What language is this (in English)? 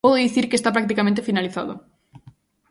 Galician